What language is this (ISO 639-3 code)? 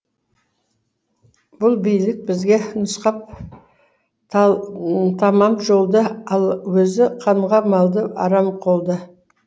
kaz